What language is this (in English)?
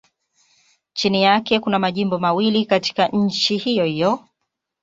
Swahili